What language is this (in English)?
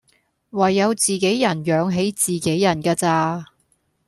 Cantonese